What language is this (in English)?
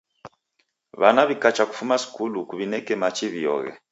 Taita